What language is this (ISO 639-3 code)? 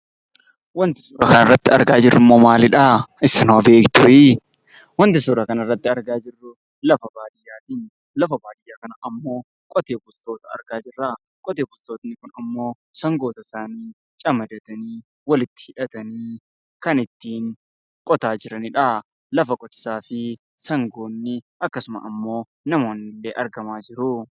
orm